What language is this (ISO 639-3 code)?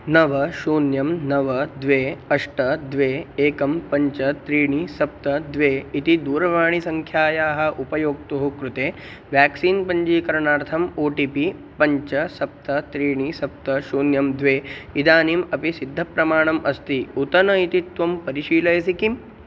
san